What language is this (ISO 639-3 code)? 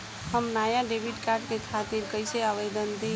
bho